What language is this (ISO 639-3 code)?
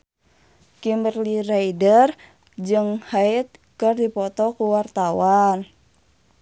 sun